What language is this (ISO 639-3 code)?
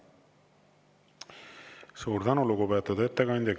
est